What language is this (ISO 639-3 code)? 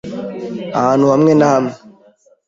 kin